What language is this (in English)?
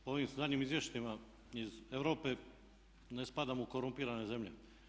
Croatian